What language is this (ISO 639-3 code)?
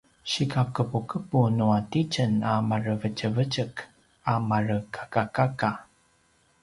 pwn